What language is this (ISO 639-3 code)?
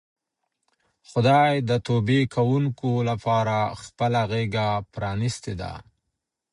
pus